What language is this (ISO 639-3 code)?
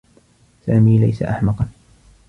ara